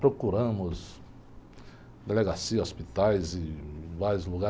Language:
Portuguese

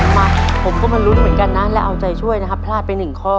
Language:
Thai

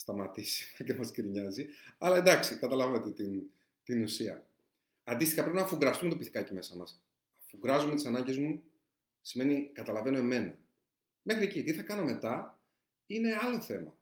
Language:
Greek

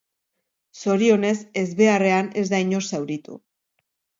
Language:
Basque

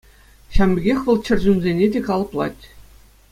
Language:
Chuvash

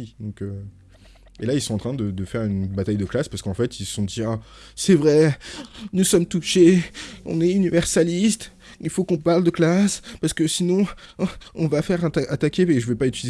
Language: French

